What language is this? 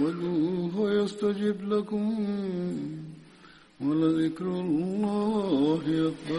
Bulgarian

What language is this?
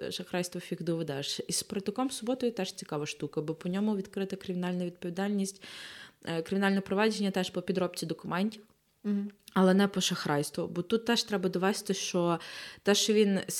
Ukrainian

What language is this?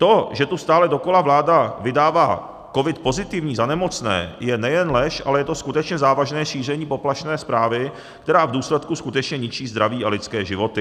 Czech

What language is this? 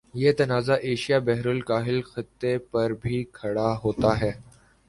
Urdu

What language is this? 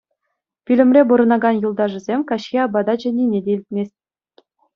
Chuvash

